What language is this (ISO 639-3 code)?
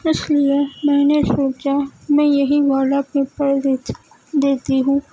urd